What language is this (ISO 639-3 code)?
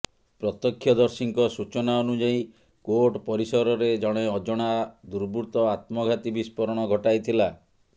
ori